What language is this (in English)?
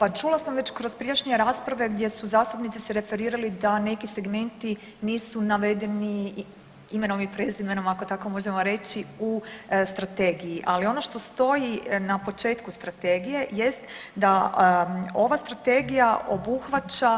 Croatian